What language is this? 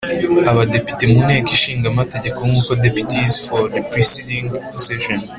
Kinyarwanda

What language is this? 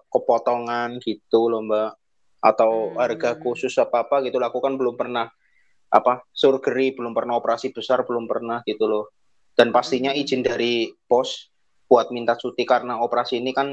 Indonesian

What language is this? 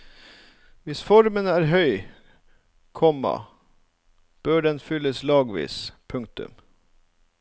Norwegian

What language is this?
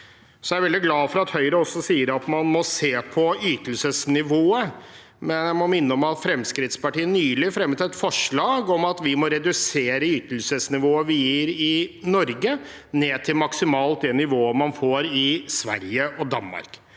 Norwegian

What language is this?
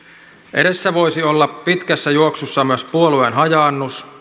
Finnish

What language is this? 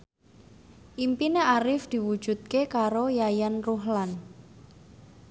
Javanese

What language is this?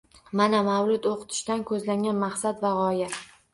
Uzbek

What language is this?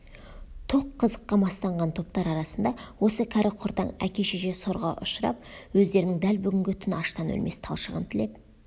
Kazakh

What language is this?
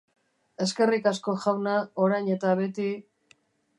Basque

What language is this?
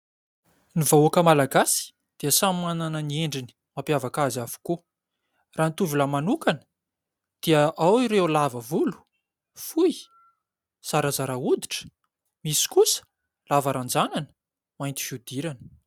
Malagasy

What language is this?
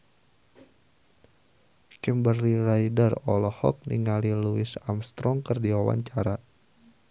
Sundanese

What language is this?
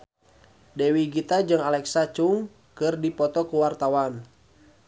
Sundanese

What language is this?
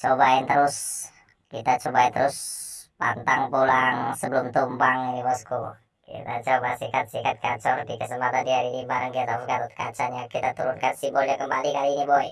Indonesian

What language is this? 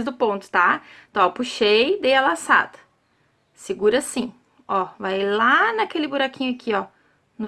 Portuguese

